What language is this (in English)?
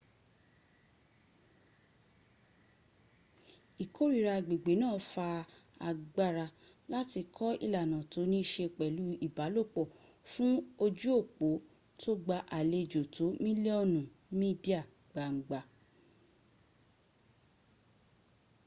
Yoruba